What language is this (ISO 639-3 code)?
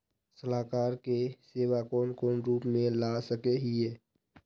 mag